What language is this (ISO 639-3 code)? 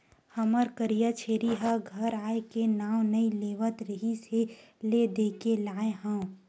hne